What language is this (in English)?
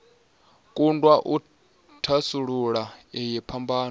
Venda